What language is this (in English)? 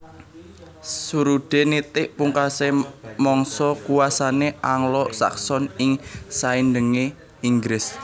Javanese